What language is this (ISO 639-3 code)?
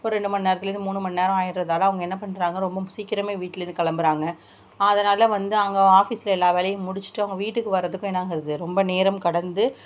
tam